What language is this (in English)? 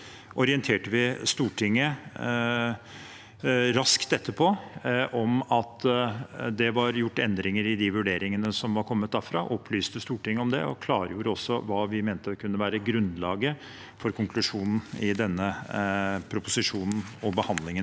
Norwegian